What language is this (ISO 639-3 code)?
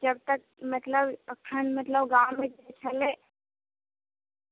mai